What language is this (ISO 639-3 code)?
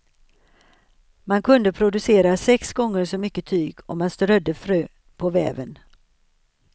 swe